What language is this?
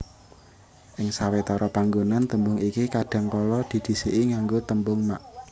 Javanese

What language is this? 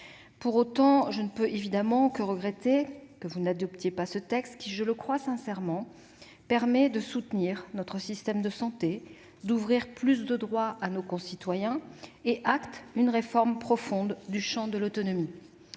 French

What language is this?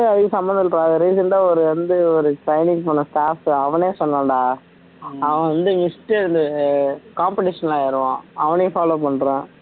Tamil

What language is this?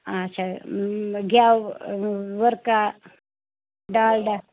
Kashmiri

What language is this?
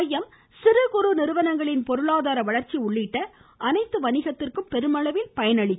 Tamil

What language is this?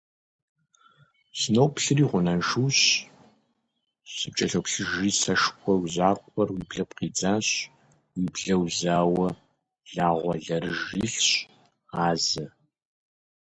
Kabardian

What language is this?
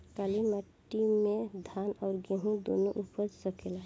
Bhojpuri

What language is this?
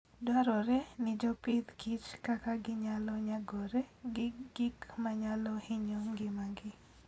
Luo (Kenya and Tanzania)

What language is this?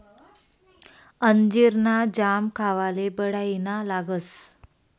Marathi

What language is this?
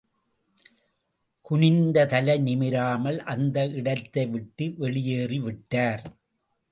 Tamil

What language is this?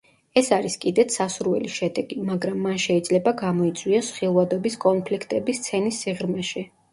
Georgian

